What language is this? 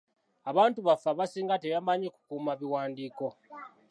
Ganda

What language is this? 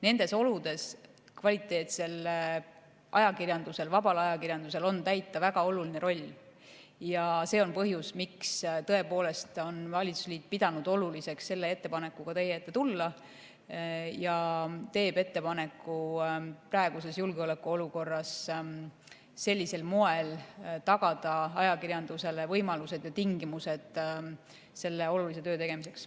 Estonian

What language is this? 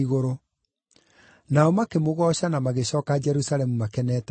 Kikuyu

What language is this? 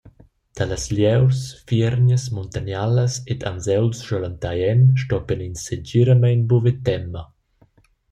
Romansh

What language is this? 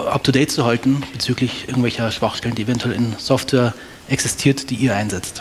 German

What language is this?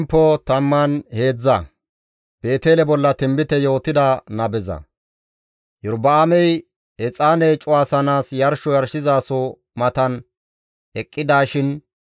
Gamo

